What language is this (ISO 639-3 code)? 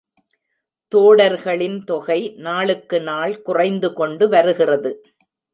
tam